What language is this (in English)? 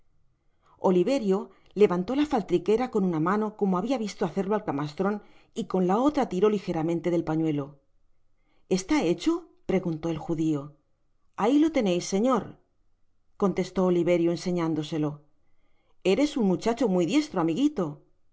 Spanish